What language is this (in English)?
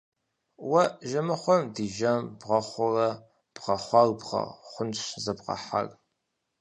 Kabardian